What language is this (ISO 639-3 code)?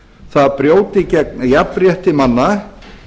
isl